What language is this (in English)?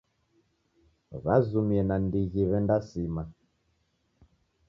Taita